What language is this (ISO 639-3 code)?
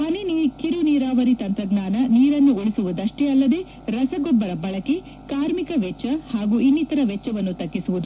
kan